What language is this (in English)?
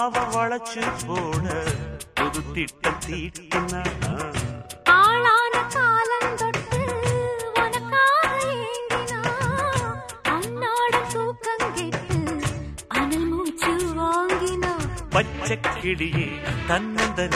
Tamil